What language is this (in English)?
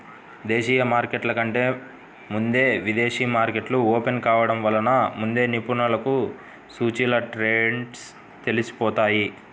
Telugu